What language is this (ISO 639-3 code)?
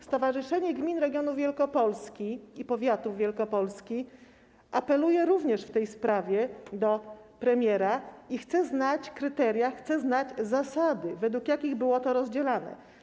pol